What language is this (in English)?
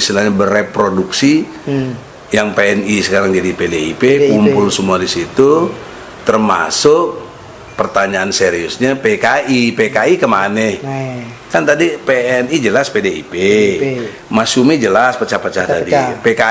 Indonesian